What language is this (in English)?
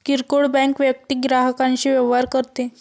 Marathi